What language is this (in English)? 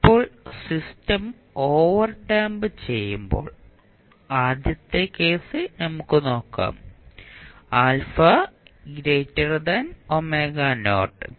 Malayalam